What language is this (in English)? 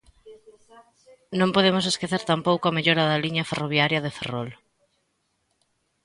Galician